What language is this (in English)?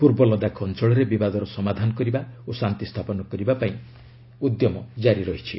Odia